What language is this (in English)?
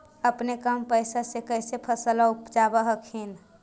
Magahi